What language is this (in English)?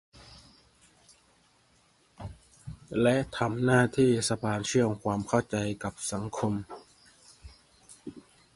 Thai